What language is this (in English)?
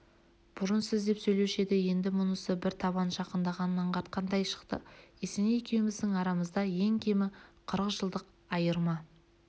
Kazakh